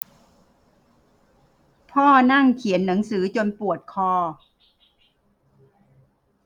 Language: Thai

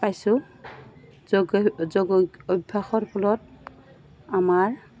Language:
Assamese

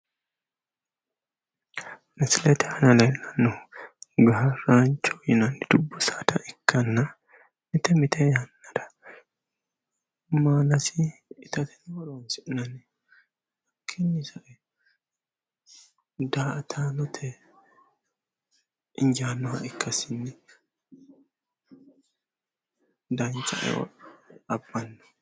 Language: Sidamo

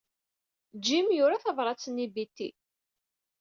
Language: Kabyle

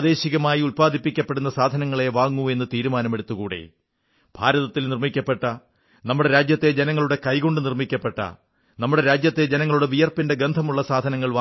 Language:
Malayalam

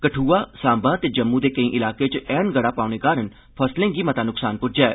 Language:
Dogri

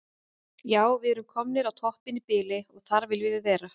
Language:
Icelandic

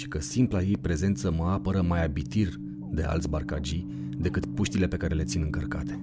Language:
Romanian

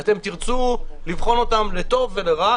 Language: Hebrew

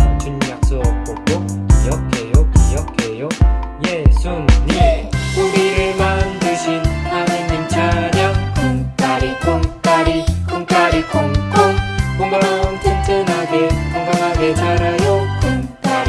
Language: Korean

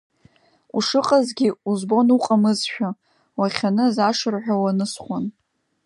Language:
Abkhazian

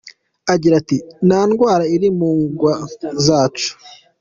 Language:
Kinyarwanda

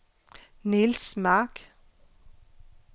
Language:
Danish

